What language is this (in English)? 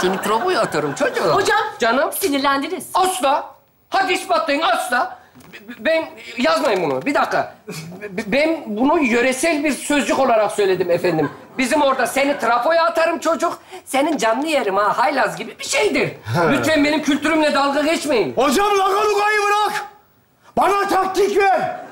Turkish